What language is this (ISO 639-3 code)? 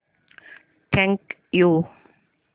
mar